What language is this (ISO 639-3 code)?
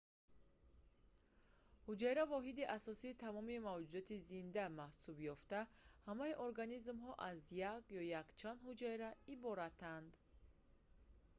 tgk